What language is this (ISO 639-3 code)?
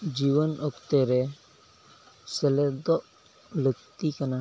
sat